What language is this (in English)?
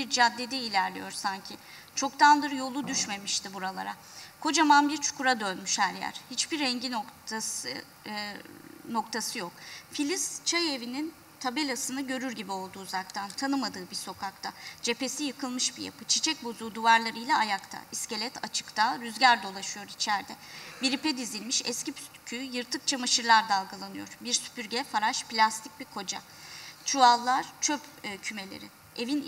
Turkish